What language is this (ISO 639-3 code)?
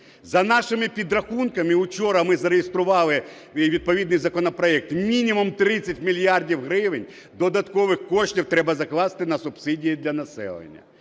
ukr